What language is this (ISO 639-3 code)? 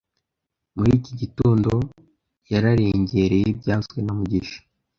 kin